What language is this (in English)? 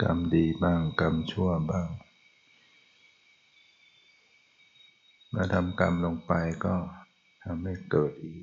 Thai